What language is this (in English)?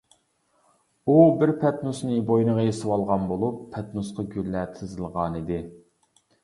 Uyghur